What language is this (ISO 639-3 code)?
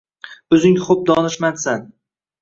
uzb